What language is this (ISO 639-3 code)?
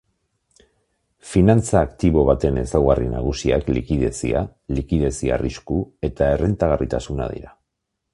eus